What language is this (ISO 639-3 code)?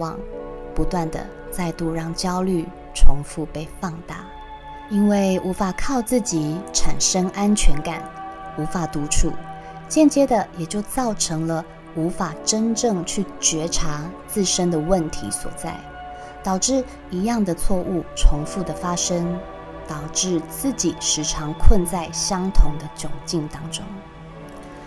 zho